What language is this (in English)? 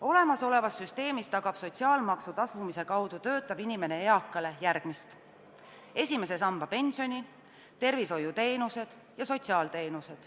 Estonian